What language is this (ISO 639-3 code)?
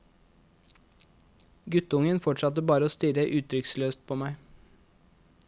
nor